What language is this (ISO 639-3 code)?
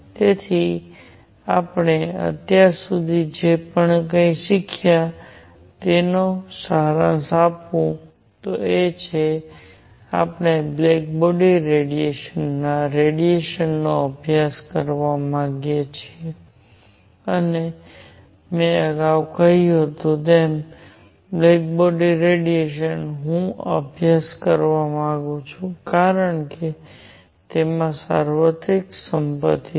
guj